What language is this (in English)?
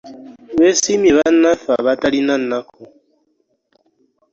Ganda